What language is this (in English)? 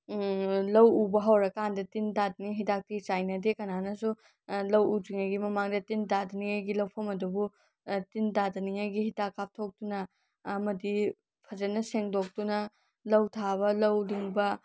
Manipuri